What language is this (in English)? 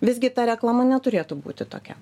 Lithuanian